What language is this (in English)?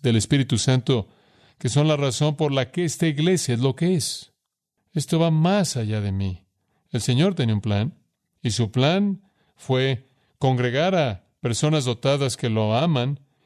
Spanish